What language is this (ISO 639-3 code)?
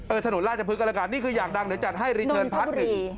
tha